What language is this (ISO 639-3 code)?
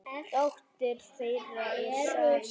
isl